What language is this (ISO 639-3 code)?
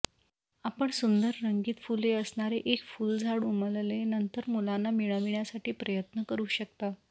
mar